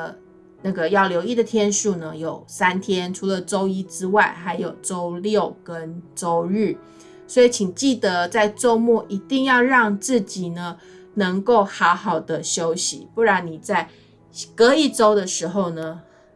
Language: Chinese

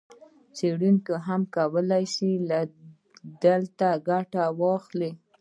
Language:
Pashto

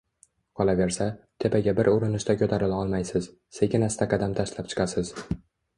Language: Uzbek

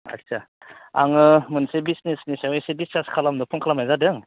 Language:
Bodo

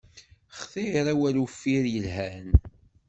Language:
Kabyle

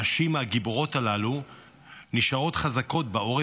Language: Hebrew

